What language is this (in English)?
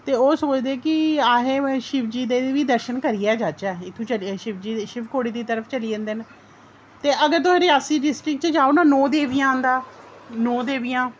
Dogri